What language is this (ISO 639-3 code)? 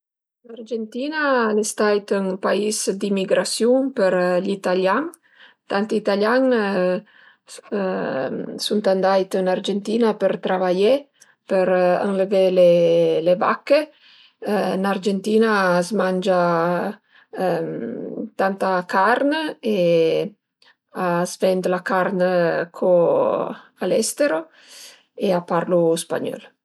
pms